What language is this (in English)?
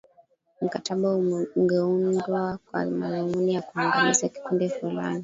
Swahili